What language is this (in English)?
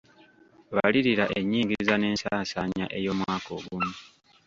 Ganda